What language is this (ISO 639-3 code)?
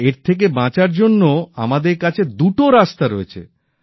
ben